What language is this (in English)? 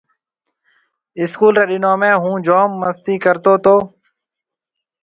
Marwari (Pakistan)